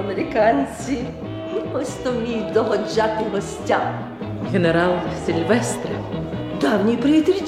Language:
Ukrainian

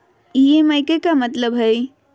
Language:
Magahi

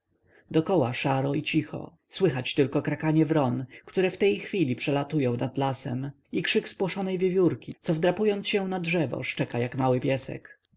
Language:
Polish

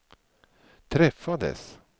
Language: Swedish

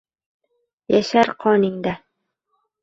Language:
Uzbek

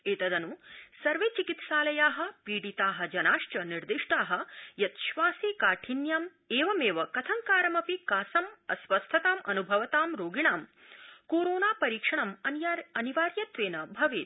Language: Sanskrit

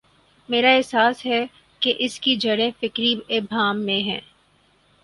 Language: Urdu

